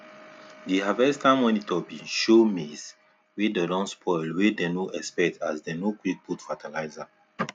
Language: Nigerian Pidgin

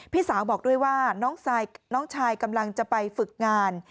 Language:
Thai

